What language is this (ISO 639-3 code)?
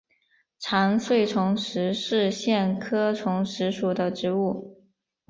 zho